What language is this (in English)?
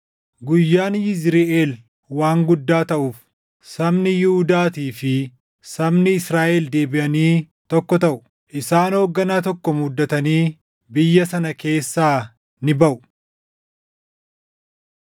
Oromo